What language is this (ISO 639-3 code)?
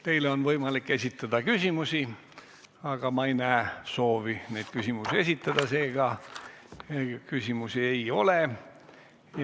est